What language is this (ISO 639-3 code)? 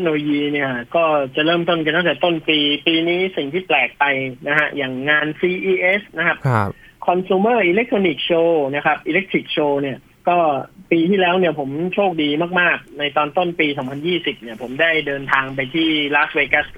tha